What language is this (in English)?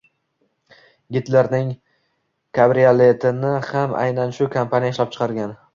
Uzbek